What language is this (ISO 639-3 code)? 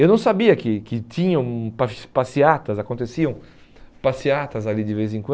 por